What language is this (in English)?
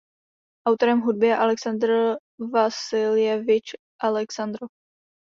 Czech